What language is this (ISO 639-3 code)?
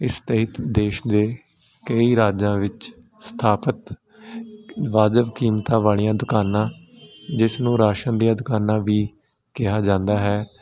pan